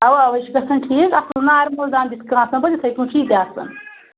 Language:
Kashmiri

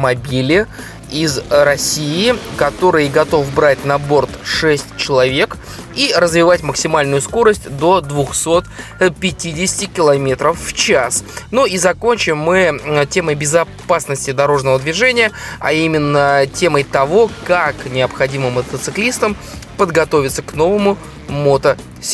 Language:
Russian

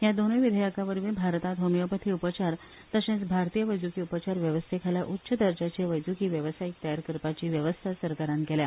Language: Konkani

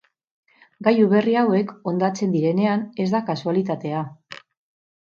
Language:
Basque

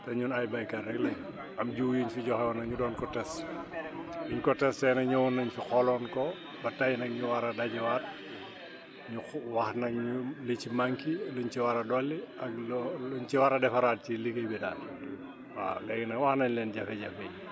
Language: Wolof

